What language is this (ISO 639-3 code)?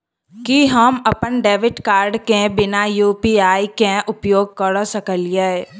mai